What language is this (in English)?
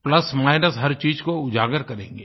Hindi